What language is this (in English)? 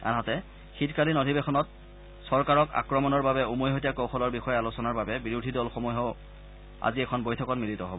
Assamese